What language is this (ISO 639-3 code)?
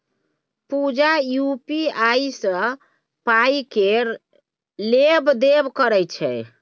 mai